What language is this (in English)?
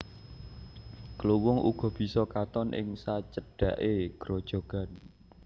Javanese